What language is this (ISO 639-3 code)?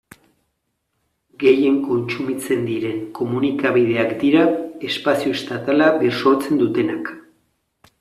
eus